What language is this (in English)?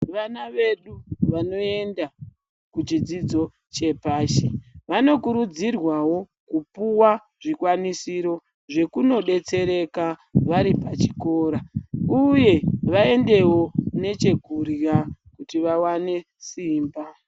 Ndau